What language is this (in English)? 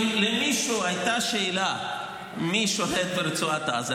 Hebrew